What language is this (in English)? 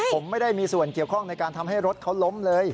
Thai